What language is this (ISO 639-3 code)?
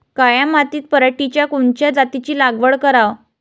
mar